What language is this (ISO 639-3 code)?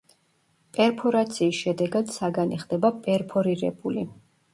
kat